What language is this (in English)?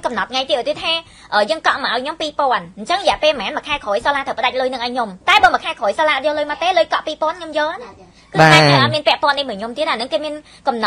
Thai